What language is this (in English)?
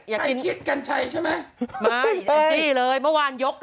Thai